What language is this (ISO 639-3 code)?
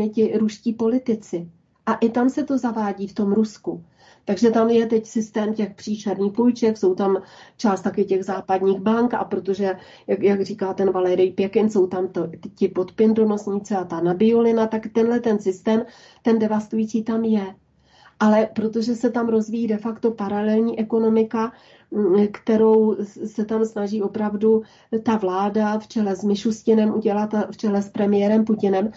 ces